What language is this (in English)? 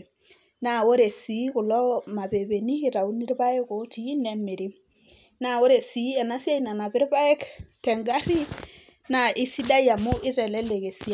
Masai